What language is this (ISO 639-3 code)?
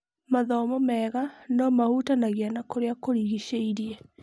kik